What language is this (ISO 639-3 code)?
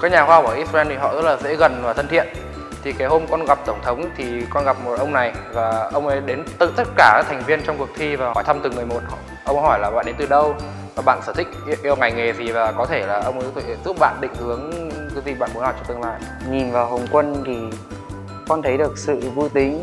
vie